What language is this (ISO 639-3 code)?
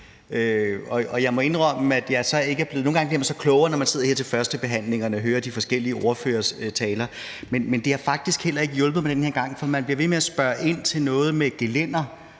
dan